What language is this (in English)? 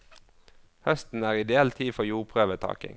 Norwegian